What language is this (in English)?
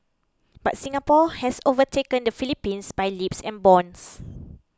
English